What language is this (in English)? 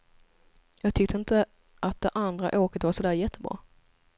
Swedish